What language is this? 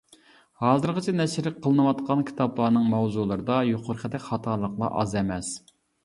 Uyghur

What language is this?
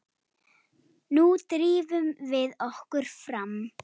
Icelandic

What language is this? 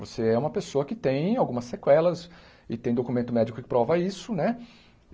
Portuguese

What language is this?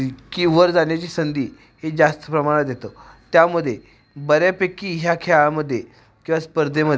Marathi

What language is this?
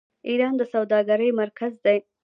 Pashto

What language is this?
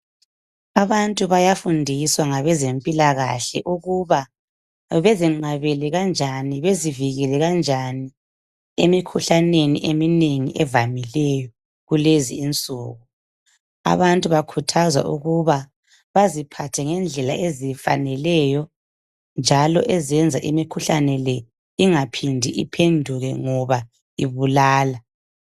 North Ndebele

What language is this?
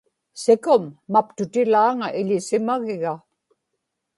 Inupiaq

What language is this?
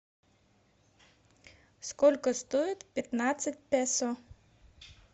Russian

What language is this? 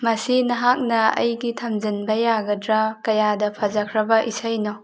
Manipuri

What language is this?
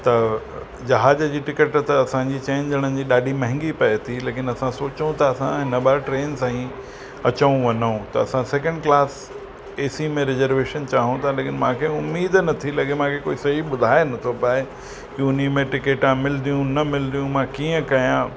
Sindhi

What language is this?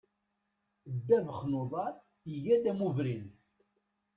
Kabyle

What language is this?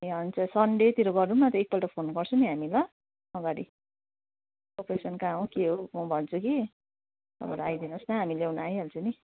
Nepali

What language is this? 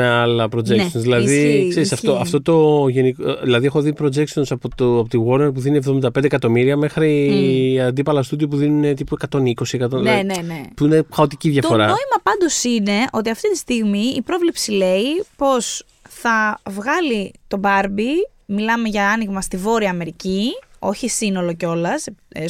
Greek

